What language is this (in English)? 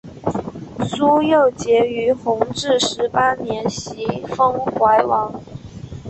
Chinese